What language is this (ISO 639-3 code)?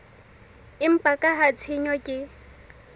sot